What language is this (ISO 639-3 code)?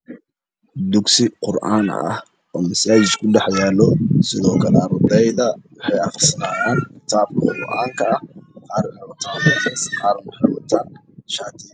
som